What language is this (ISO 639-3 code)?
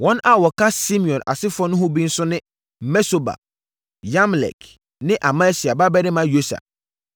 aka